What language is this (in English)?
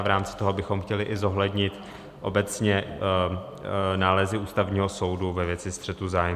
Czech